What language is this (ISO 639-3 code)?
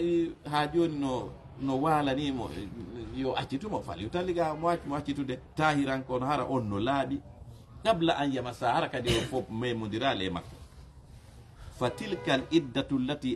ind